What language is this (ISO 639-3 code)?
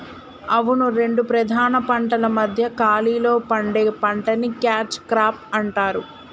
tel